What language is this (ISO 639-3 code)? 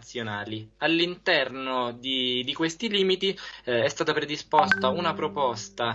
ita